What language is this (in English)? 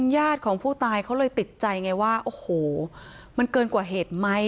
Thai